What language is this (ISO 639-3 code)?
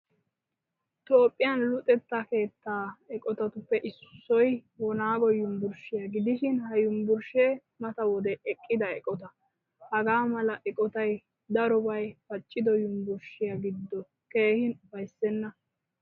wal